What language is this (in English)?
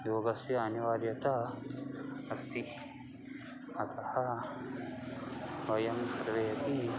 Sanskrit